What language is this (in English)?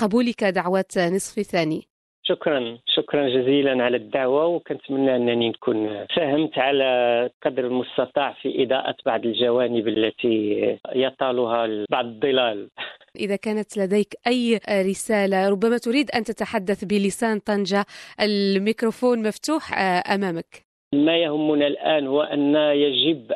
Arabic